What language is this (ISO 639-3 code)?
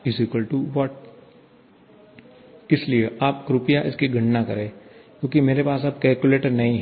hin